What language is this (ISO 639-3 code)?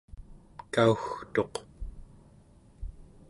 esu